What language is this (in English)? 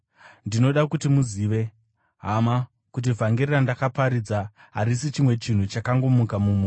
Shona